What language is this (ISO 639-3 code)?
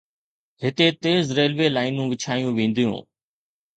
snd